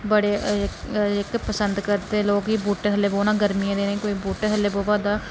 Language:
Dogri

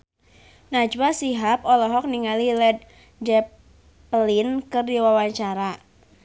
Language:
Sundanese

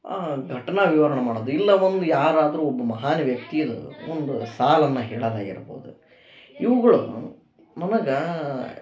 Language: Kannada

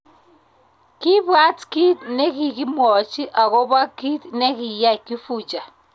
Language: Kalenjin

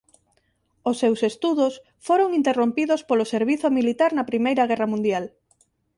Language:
Galician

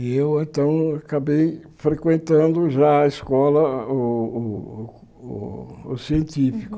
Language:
Portuguese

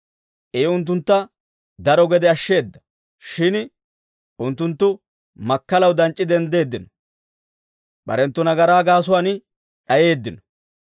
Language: Dawro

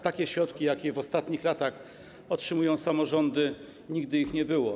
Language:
Polish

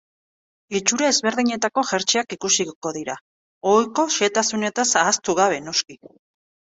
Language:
Basque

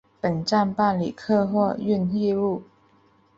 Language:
Chinese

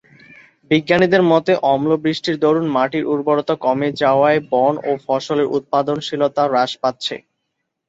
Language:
Bangla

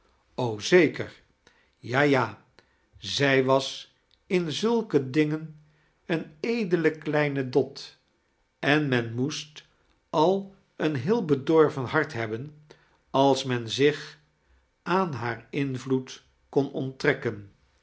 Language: Dutch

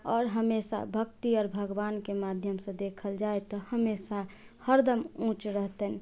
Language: Maithili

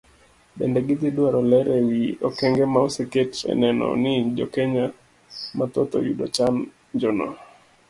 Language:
Luo (Kenya and Tanzania)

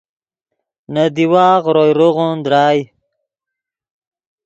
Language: Yidgha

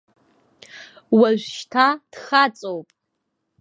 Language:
Abkhazian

